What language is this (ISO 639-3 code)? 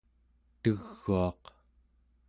esu